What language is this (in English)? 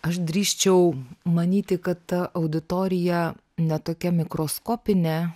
Lithuanian